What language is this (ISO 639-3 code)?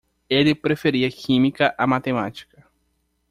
por